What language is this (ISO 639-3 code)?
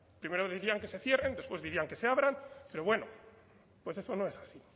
spa